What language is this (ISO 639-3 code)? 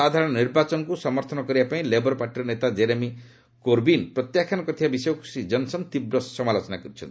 ori